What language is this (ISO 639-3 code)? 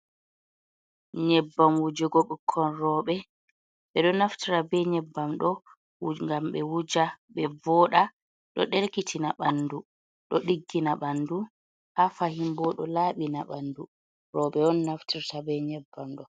ful